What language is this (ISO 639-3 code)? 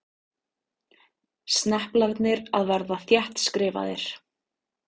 isl